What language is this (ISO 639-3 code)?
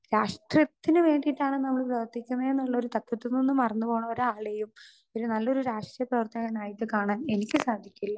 mal